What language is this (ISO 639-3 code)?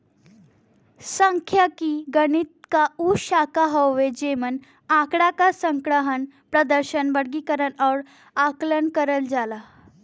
bho